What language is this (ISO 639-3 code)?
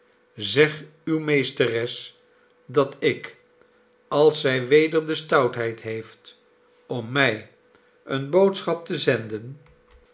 nld